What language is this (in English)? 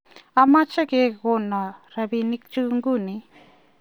Kalenjin